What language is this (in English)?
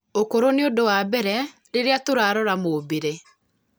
Kikuyu